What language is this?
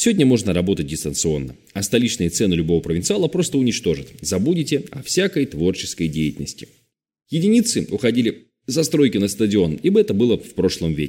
Russian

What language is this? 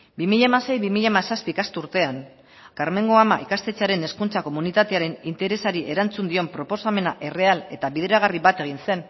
Basque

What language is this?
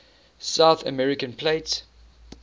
English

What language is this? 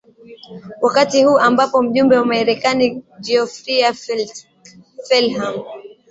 Swahili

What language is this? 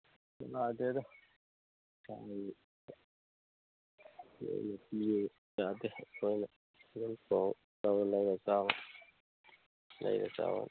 Manipuri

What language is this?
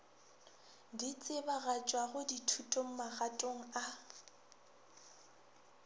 Northern Sotho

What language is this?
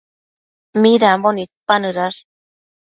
Matsés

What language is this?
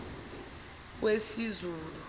Zulu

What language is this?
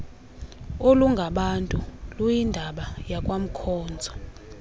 Xhosa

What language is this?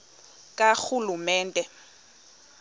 Xhosa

